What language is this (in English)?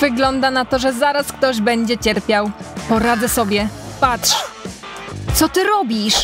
Polish